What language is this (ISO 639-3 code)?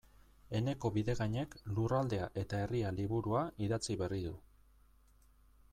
eus